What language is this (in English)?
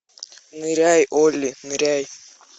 Russian